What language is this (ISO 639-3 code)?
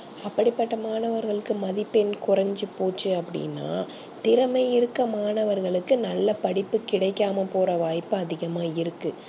tam